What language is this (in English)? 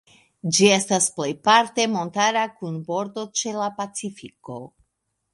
Esperanto